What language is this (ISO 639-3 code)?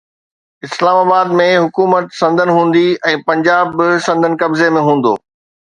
snd